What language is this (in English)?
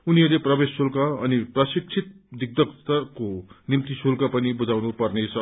Nepali